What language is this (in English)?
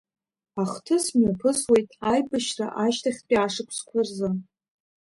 Abkhazian